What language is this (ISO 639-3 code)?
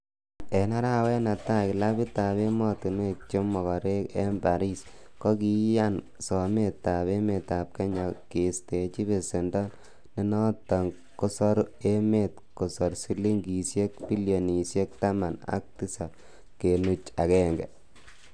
kln